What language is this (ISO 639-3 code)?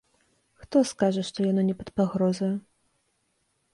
bel